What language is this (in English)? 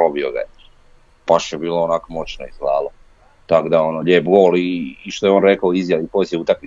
Croatian